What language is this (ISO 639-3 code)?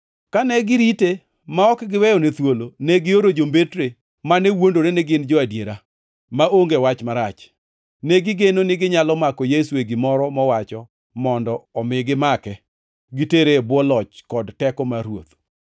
luo